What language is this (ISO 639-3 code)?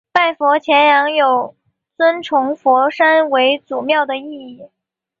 zho